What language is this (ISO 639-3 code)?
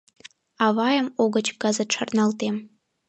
chm